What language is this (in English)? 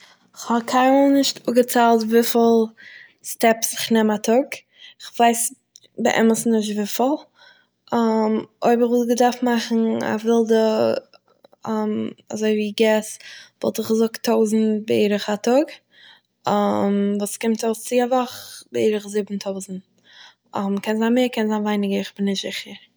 Yiddish